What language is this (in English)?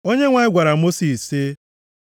Igbo